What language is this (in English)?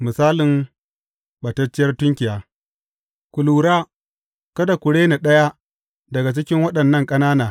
Hausa